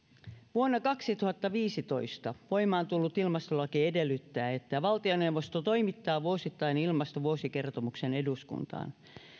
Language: Finnish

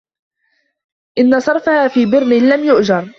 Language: Arabic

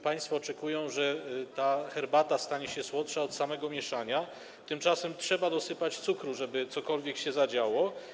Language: Polish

